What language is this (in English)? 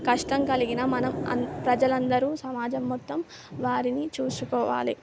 Telugu